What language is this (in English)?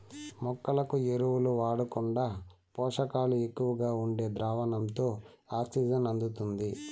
Telugu